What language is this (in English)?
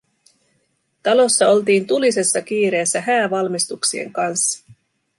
Finnish